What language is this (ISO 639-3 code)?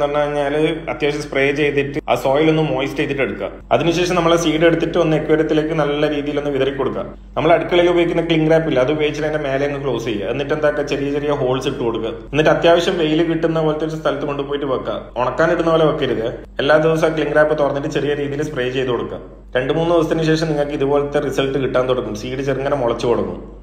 mal